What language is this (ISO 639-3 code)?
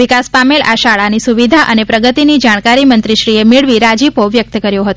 guj